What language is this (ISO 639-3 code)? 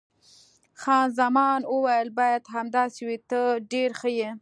pus